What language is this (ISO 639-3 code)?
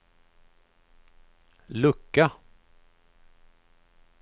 swe